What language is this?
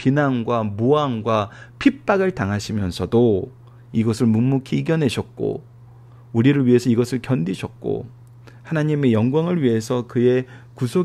Korean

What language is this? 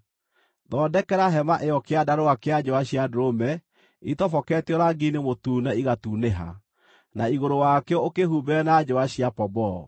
Kikuyu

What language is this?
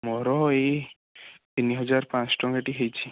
Odia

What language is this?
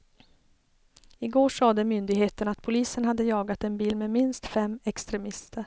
Swedish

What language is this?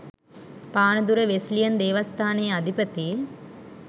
Sinhala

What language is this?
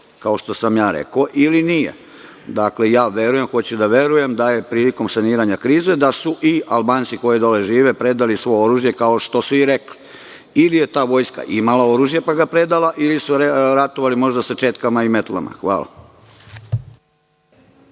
Serbian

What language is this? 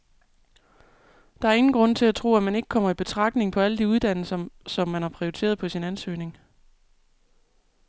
Danish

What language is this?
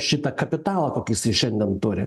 Lithuanian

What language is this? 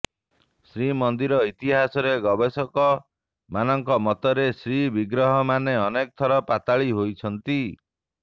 Odia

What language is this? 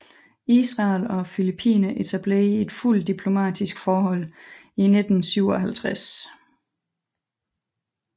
Danish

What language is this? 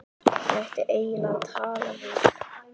Icelandic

